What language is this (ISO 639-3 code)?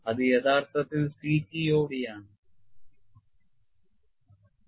mal